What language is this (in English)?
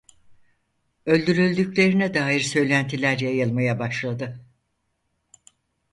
Turkish